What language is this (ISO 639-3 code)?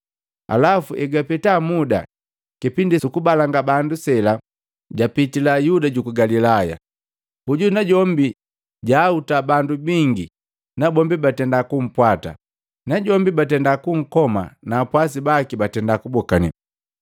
mgv